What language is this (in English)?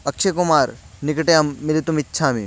Sanskrit